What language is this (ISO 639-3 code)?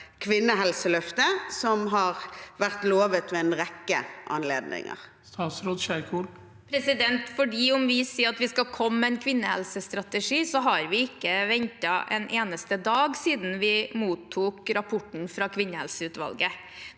nor